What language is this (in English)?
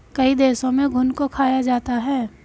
Hindi